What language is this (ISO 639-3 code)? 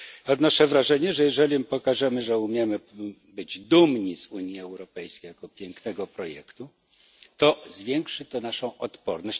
pol